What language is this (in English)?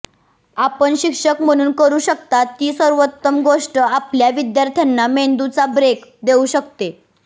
Marathi